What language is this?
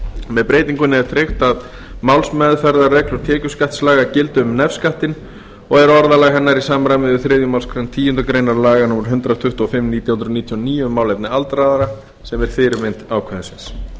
Icelandic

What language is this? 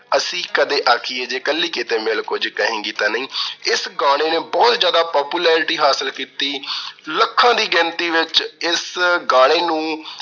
Punjabi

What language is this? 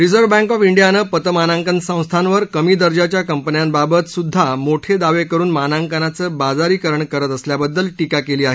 Marathi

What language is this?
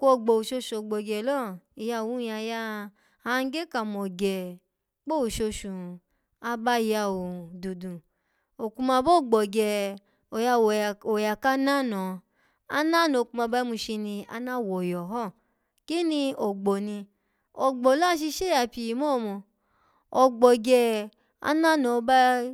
Alago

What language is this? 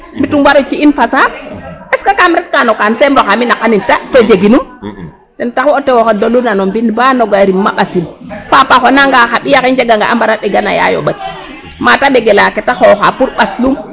Serer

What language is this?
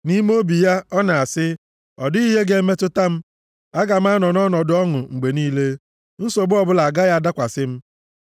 Igbo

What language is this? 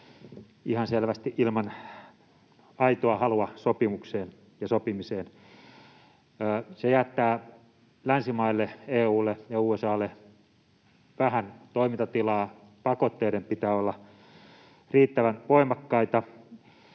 Finnish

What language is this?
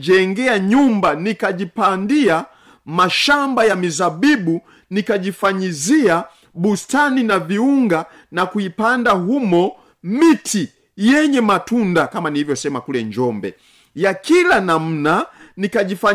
Swahili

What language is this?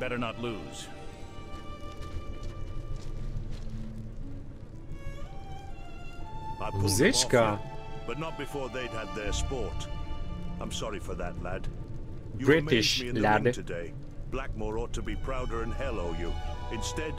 Polish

